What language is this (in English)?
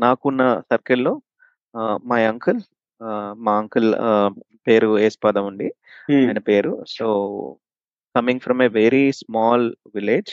Telugu